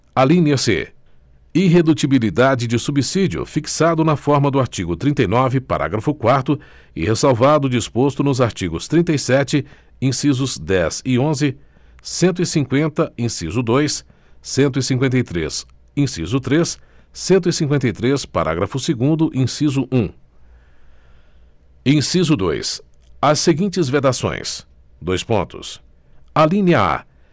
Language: Portuguese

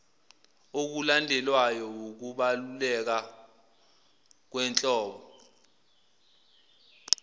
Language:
Zulu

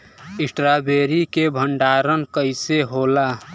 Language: Bhojpuri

